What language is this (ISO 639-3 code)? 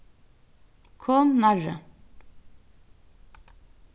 fao